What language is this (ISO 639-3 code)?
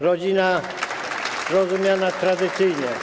pol